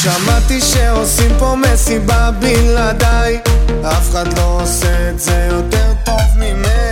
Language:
Hebrew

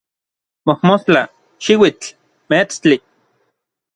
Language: Orizaba Nahuatl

